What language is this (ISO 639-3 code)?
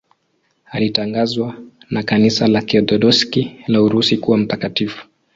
swa